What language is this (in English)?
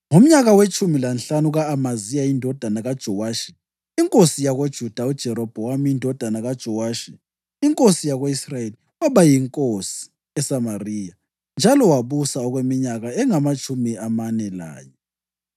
North Ndebele